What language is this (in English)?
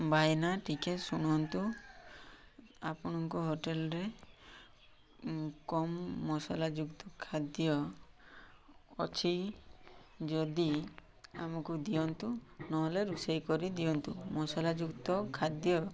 Odia